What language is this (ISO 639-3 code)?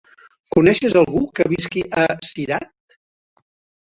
cat